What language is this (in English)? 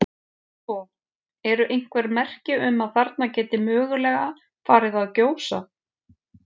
Icelandic